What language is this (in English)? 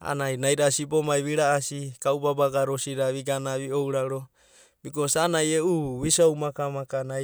Abadi